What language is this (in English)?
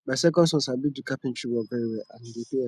Nigerian Pidgin